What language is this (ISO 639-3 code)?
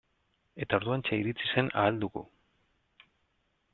eus